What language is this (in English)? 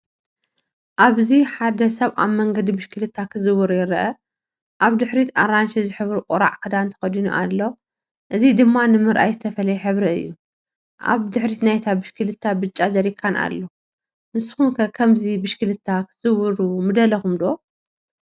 Tigrinya